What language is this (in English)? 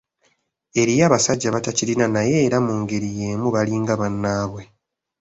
Ganda